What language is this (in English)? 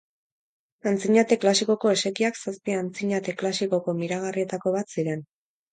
Basque